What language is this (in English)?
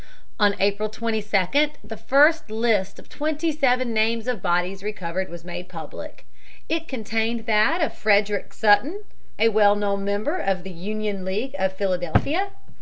English